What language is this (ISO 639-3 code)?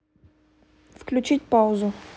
rus